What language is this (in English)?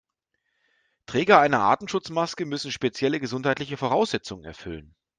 German